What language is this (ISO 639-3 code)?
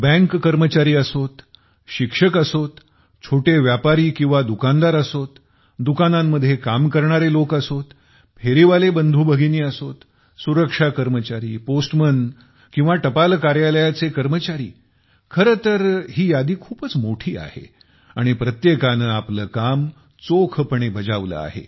mar